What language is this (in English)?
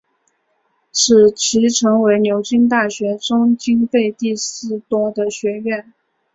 Chinese